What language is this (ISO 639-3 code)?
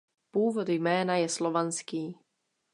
ces